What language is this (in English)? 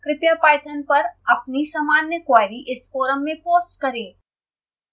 Hindi